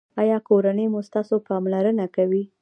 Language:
Pashto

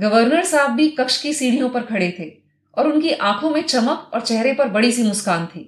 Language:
Hindi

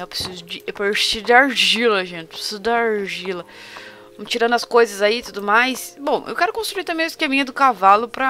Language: Portuguese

